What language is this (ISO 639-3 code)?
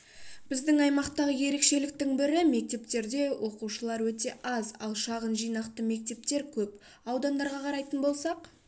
kaz